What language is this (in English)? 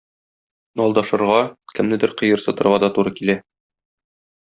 Tatar